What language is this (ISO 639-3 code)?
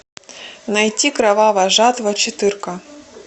rus